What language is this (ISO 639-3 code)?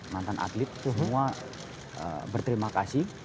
ind